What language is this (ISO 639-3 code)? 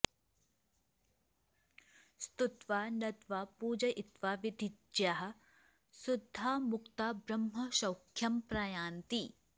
san